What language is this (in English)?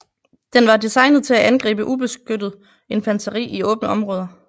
Danish